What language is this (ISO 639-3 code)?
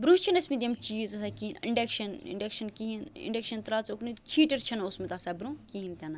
kas